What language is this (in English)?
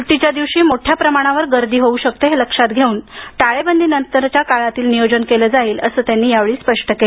Marathi